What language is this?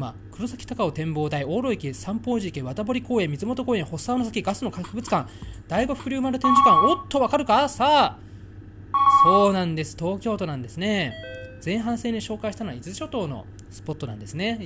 Japanese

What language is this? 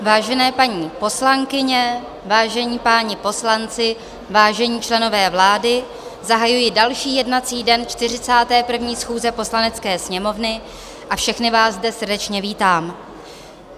Czech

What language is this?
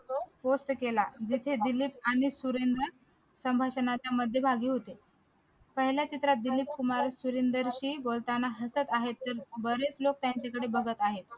Marathi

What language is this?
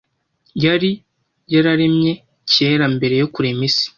Kinyarwanda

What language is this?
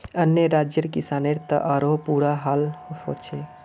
Magahi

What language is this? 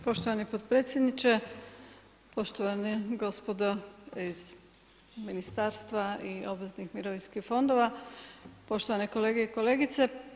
Croatian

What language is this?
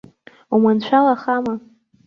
Abkhazian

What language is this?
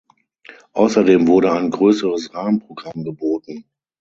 German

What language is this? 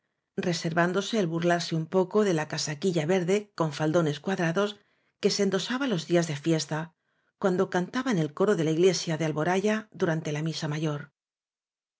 Spanish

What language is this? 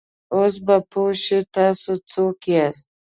Pashto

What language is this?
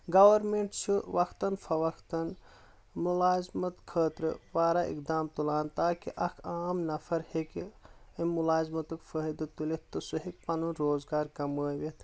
Kashmiri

